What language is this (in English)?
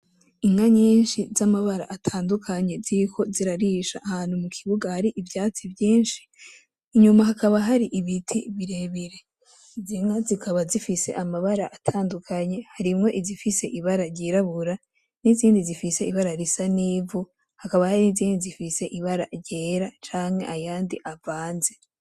Rundi